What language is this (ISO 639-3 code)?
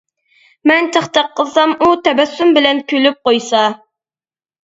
uig